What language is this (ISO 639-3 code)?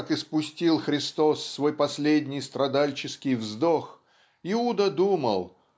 rus